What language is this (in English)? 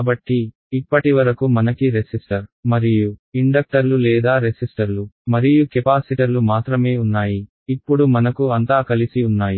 Telugu